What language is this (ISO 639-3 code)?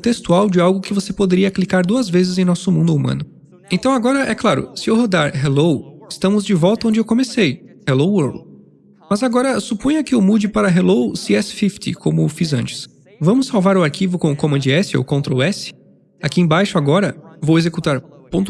por